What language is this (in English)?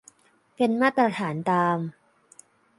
Thai